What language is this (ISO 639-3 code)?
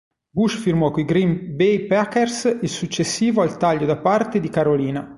ita